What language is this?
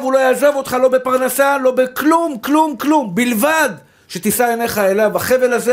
Hebrew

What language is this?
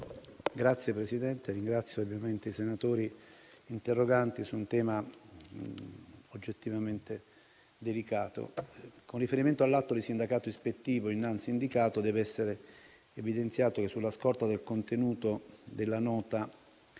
Italian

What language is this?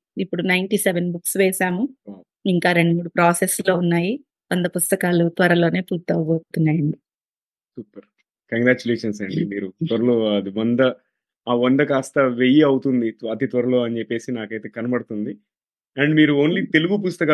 Telugu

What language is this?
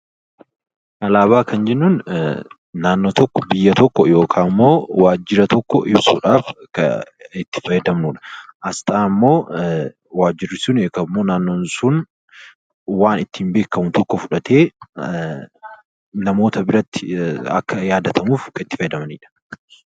Oromo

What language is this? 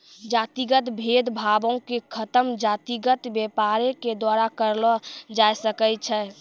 Maithili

